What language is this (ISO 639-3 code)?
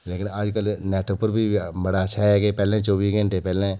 doi